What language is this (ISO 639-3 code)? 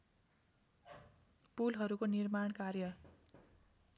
nep